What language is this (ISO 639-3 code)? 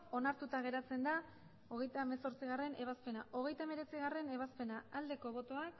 eus